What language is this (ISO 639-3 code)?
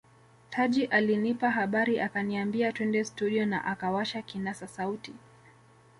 swa